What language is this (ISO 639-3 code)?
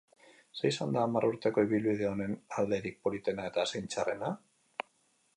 eus